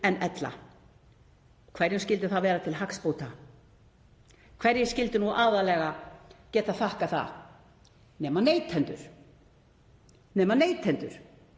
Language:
Icelandic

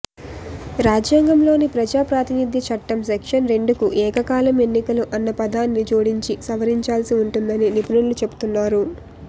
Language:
Telugu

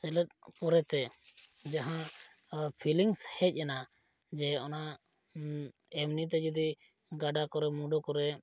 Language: Santali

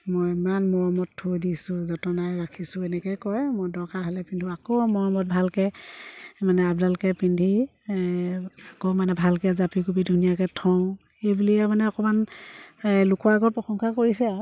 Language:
Assamese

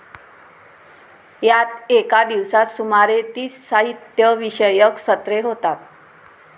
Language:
Marathi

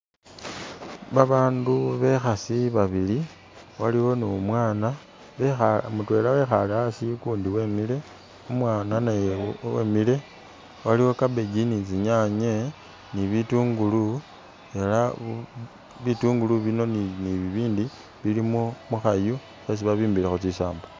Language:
Masaaba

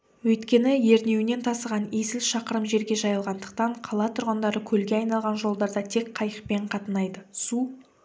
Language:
Kazakh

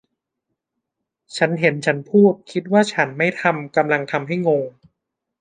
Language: Thai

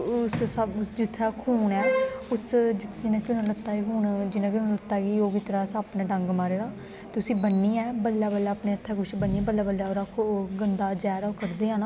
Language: Dogri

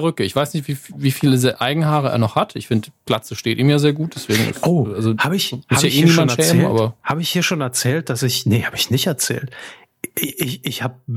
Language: German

